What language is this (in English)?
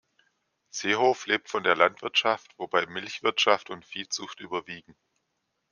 German